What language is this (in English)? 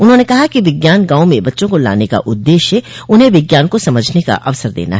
Hindi